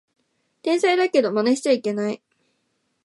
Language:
Japanese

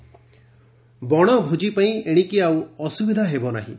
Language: Odia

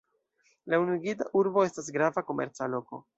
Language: Esperanto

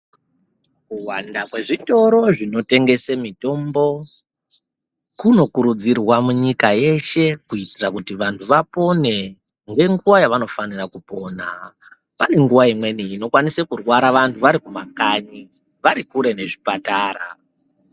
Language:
Ndau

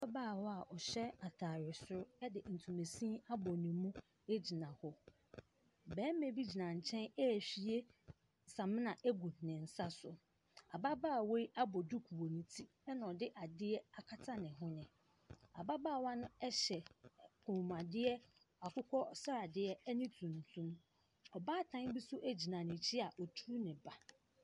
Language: Akan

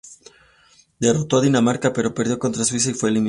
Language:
Spanish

